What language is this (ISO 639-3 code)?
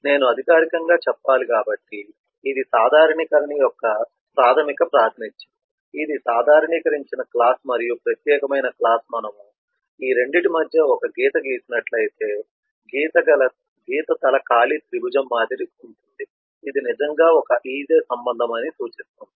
tel